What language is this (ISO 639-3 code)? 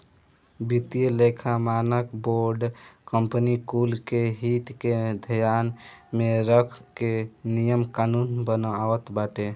bho